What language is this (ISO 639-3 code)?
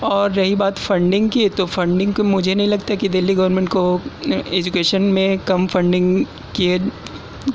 urd